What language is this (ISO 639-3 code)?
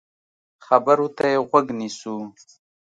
pus